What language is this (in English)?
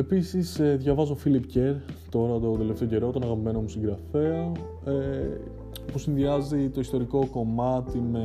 Greek